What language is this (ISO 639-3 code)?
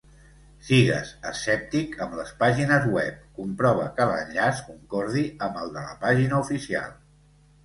cat